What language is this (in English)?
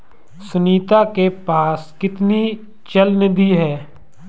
Hindi